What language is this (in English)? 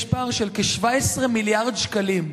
Hebrew